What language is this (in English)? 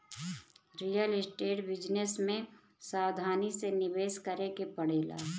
Bhojpuri